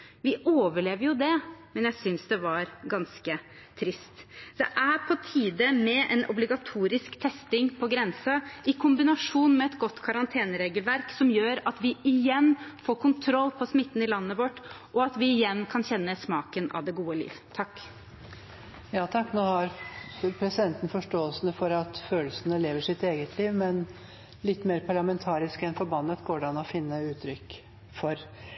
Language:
Norwegian Bokmål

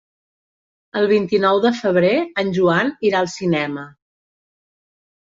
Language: Catalan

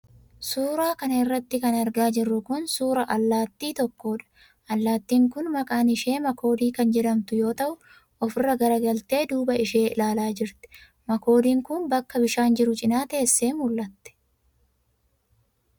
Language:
Oromo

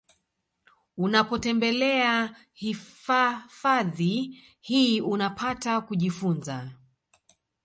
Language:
Swahili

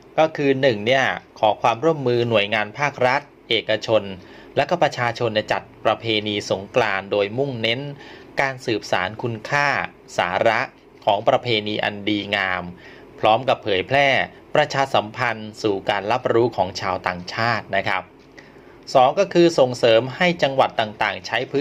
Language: Thai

